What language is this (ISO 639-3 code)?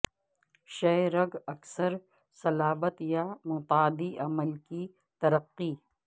urd